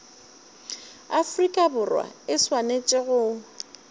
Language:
Northern Sotho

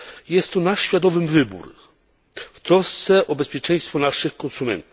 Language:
Polish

